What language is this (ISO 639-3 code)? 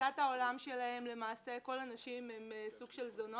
heb